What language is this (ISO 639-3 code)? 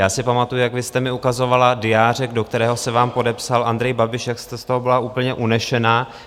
ces